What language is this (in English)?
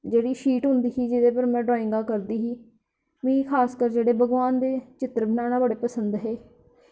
Dogri